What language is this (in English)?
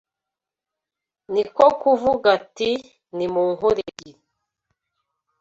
Kinyarwanda